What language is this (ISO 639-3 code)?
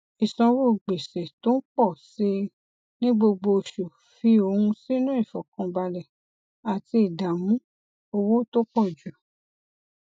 yor